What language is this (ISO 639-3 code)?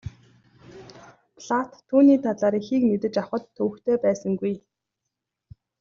mon